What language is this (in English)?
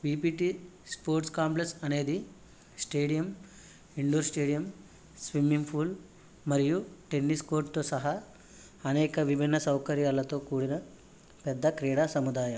Telugu